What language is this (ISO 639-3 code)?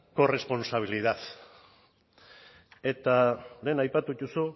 eus